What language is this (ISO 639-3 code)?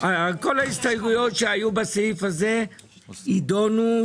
heb